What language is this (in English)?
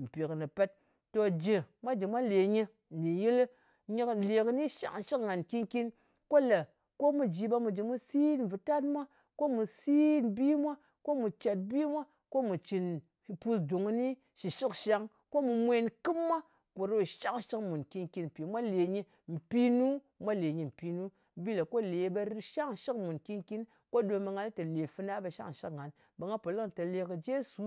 Ngas